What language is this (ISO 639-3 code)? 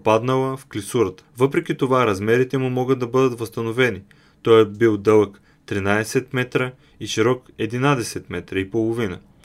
bul